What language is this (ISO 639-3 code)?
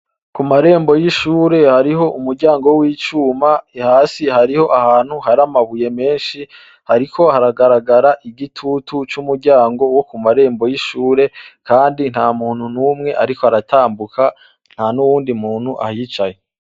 run